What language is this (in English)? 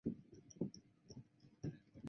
Chinese